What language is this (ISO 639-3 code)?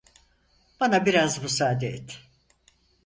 tur